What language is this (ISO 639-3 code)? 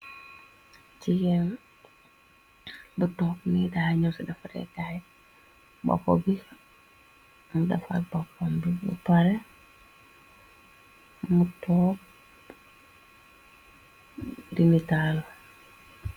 wol